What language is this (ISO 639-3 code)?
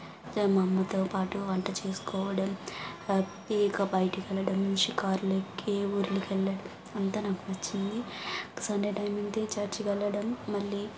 tel